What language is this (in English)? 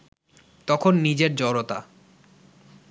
Bangla